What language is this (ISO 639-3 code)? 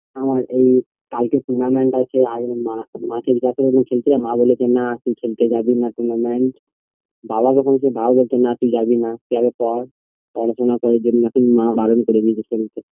ben